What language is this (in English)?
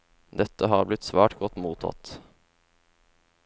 Norwegian